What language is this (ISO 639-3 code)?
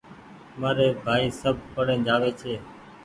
gig